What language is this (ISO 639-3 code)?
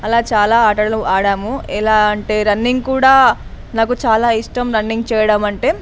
tel